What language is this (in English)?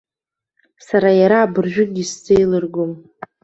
Abkhazian